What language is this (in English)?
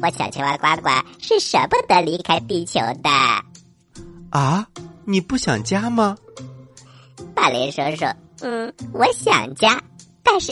Chinese